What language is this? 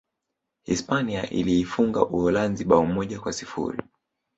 Swahili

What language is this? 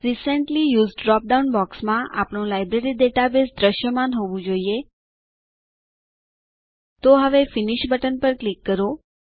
Gujarati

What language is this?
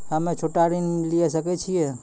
Maithili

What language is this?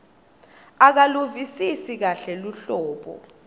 Swati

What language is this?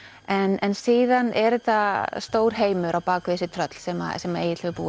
Icelandic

